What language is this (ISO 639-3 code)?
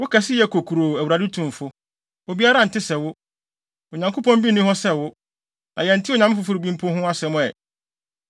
aka